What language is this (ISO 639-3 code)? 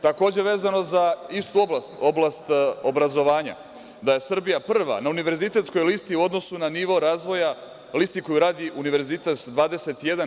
srp